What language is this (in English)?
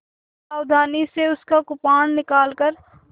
Hindi